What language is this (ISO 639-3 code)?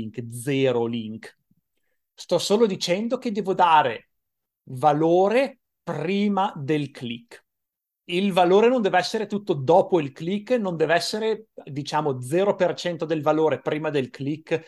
ita